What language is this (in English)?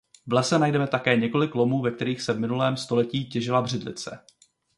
Czech